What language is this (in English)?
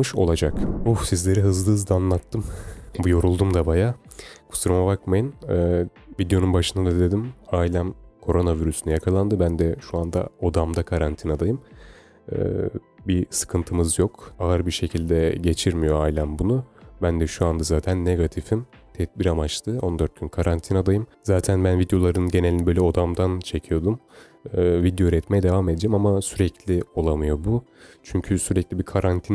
Turkish